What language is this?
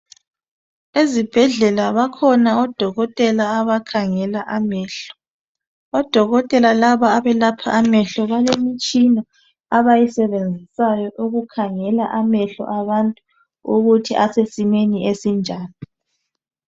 North Ndebele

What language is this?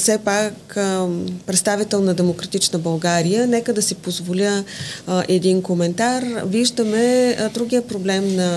Bulgarian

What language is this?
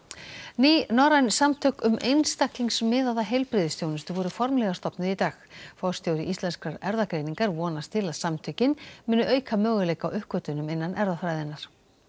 Icelandic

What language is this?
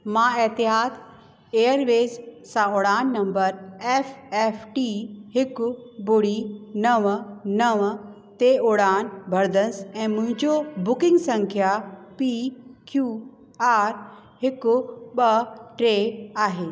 Sindhi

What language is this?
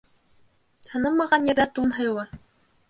Bashkir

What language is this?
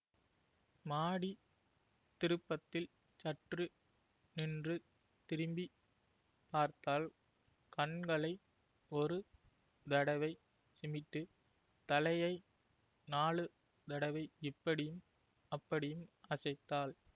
Tamil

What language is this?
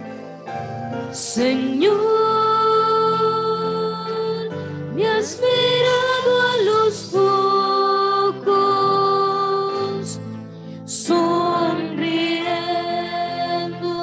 Japanese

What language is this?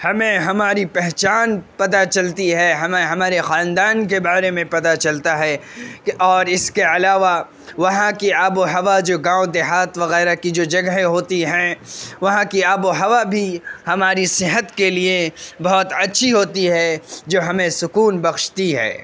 Urdu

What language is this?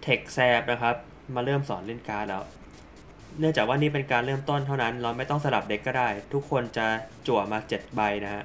Thai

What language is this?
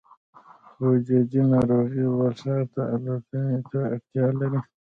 Pashto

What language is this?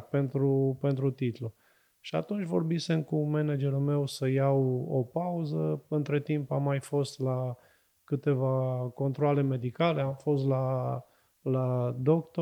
Romanian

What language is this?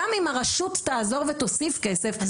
Hebrew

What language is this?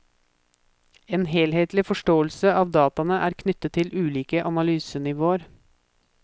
Norwegian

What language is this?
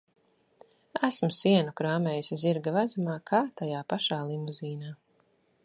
Latvian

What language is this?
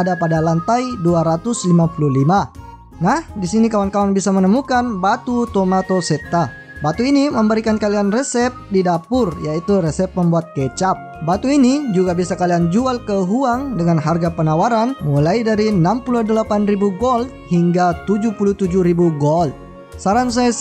Indonesian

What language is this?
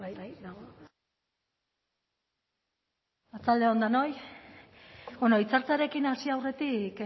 Basque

